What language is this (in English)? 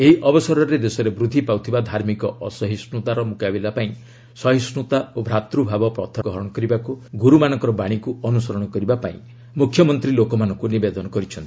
Odia